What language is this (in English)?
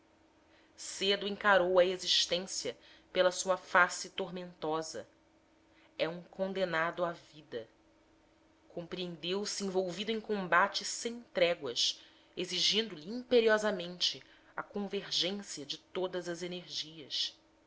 Portuguese